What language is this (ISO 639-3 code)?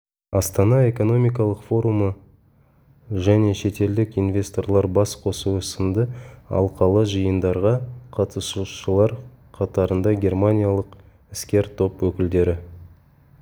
kaz